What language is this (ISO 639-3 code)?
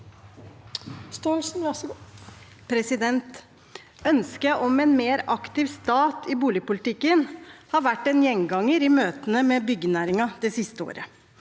nor